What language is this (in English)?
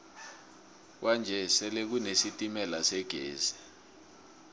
South Ndebele